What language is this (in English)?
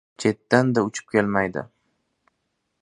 Uzbek